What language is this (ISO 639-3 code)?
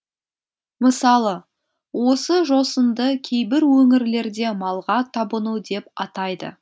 kaz